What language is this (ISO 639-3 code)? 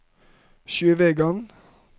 nor